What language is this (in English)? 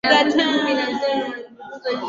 Swahili